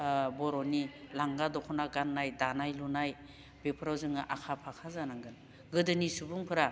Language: Bodo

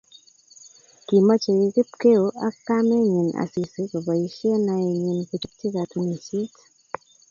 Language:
Kalenjin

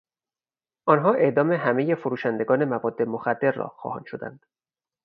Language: Persian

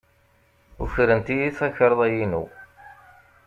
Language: Kabyle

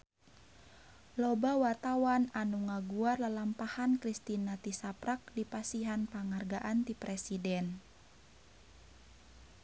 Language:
Sundanese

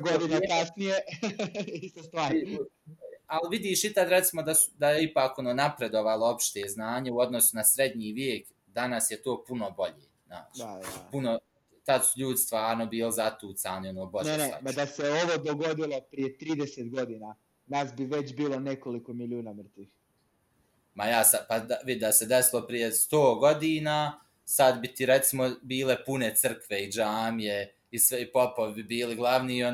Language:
Croatian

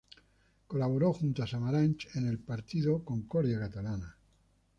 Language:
Spanish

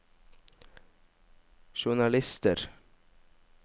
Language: Norwegian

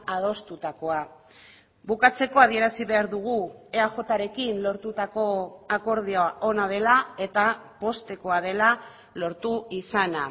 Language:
Basque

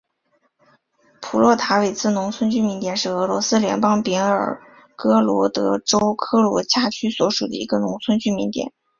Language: Chinese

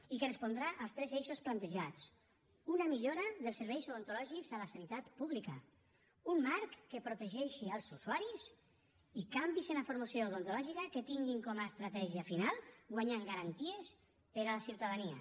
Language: Catalan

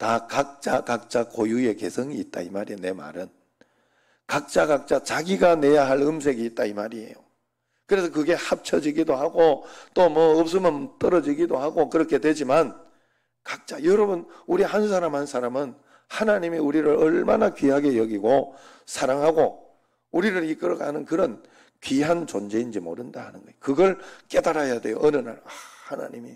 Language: Korean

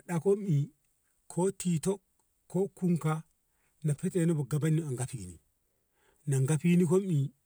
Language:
Ngamo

